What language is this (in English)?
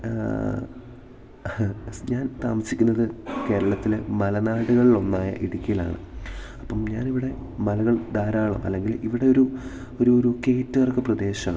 Malayalam